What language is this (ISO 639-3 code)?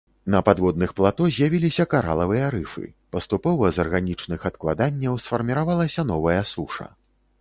bel